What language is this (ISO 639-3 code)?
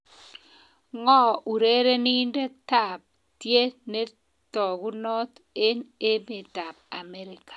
kln